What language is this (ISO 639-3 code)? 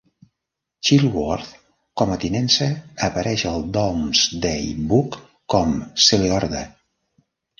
cat